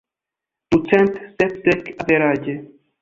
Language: Esperanto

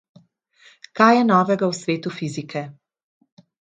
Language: Slovenian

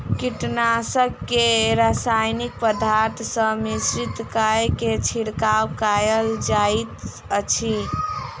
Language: Maithili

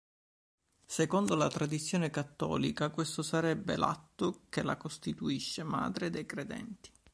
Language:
Italian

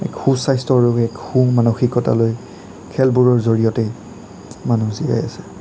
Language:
Assamese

